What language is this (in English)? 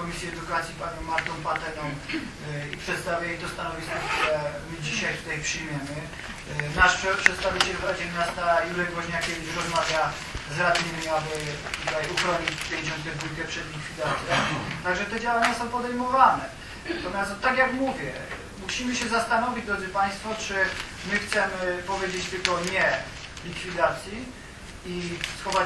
Polish